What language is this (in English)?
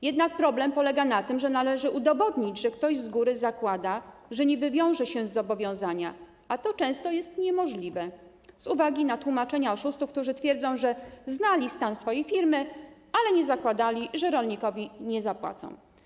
Polish